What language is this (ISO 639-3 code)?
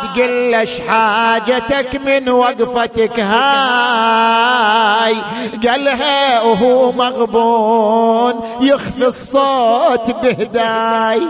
ara